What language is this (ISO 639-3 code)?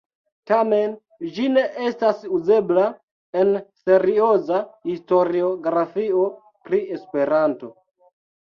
epo